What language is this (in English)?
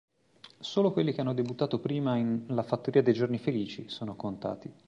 Italian